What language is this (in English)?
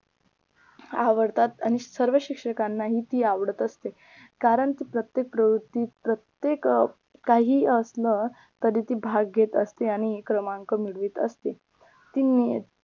Marathi